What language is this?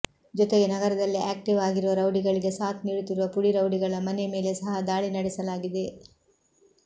Kannada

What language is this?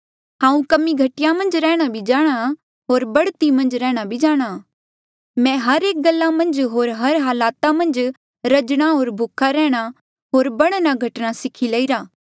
Mandeali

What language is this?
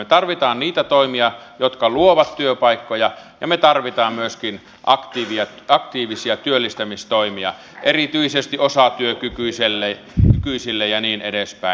Finnish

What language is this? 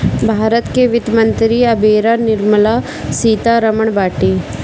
Bhojpuri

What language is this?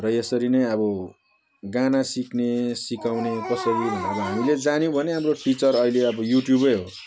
Nepali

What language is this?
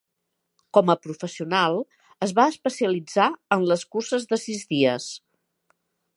Catalan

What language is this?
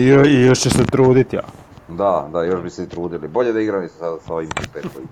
Croatian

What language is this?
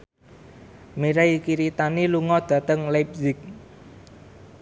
Javanese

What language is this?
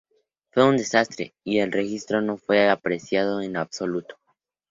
Spanish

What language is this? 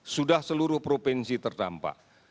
Indonesian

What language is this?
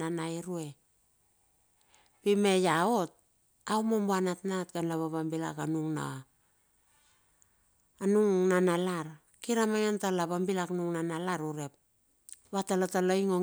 Bilur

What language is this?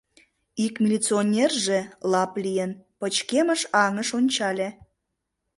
Mari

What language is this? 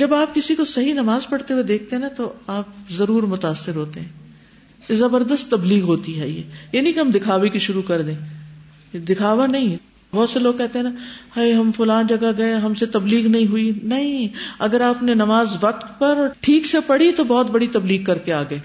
Urdu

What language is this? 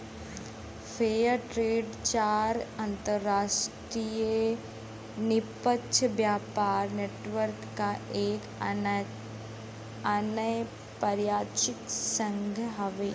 Bhojpuri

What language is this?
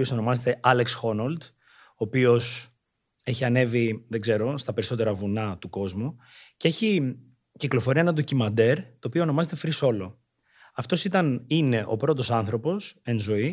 Greek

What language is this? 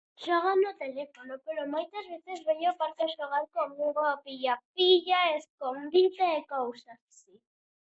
Galician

